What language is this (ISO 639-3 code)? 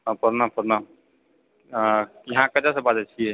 mai